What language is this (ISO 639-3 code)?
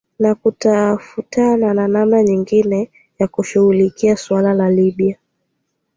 swa